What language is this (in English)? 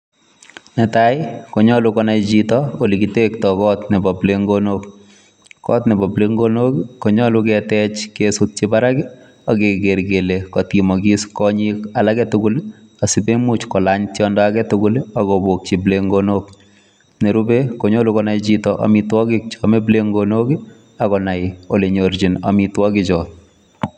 Kalenjin